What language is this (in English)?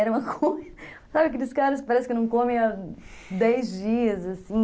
Portuguese